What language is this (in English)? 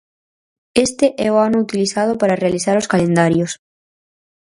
Galician